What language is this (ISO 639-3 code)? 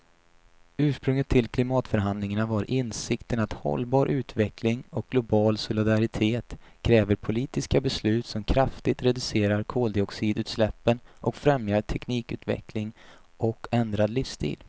swe